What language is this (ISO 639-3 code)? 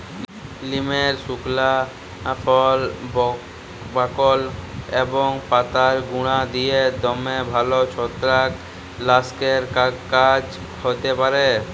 ben